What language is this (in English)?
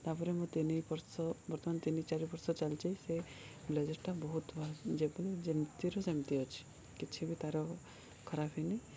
Odia